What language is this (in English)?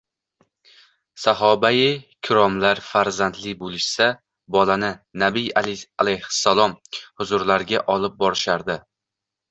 Uzbek